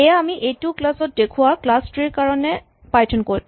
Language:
Assamese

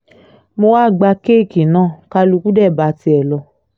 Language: Yoruba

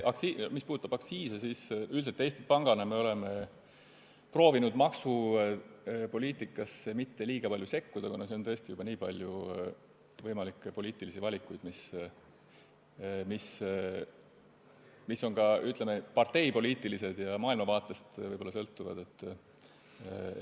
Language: Estonian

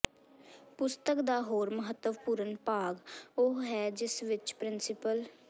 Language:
Punjabi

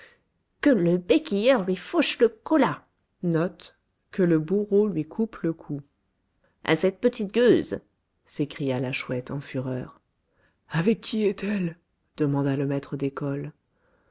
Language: French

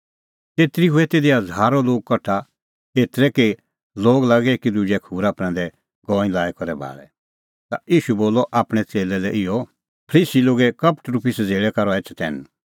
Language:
Kullu Pahari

